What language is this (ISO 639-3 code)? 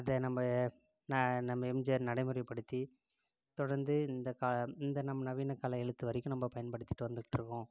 tam